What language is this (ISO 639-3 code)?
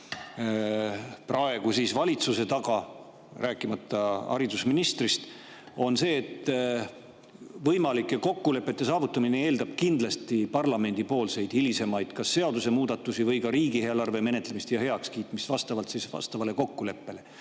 est